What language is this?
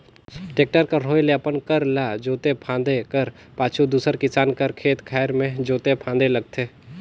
Chhattisgarhi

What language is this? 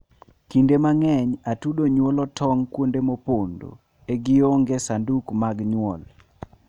Luo (Kenya and Tanzania)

